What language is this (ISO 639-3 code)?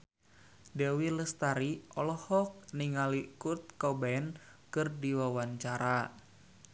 sun